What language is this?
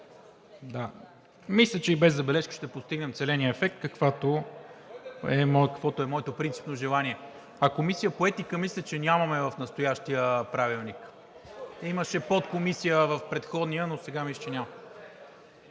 Bulgarian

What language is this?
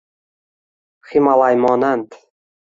Uzbek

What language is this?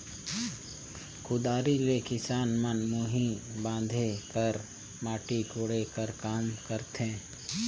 Chhattisgarhi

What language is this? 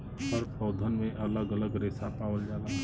Bhojpuri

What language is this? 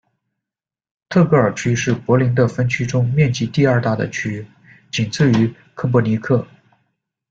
Chinese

